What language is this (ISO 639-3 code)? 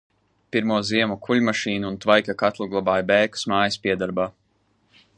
lav